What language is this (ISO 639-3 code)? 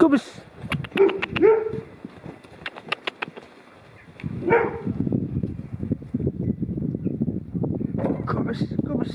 nld